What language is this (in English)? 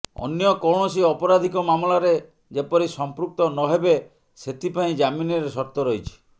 Odia